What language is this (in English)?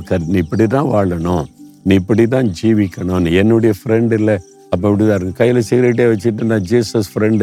Tamil